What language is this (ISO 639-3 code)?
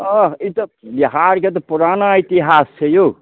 mai